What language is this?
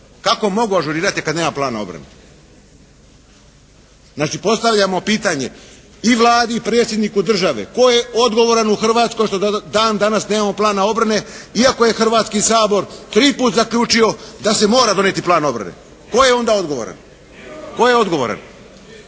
Croatian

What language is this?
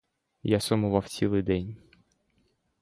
Ukrainian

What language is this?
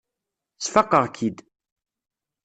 Kabyle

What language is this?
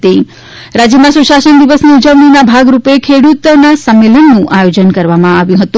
Gujarati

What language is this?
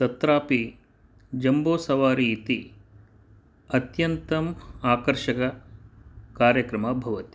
Sanskrit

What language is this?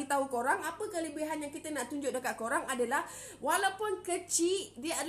Malay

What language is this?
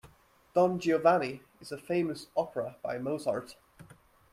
English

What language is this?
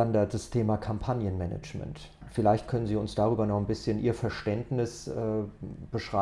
German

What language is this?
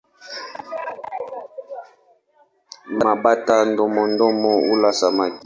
Swahili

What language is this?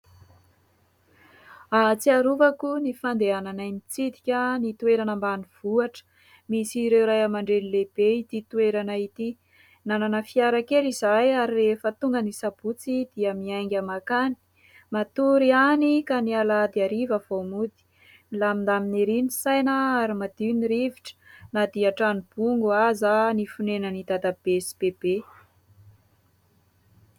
Malagasy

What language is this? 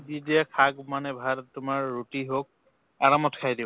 Assamese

